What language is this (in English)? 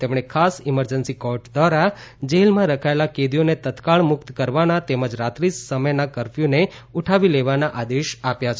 Gujarati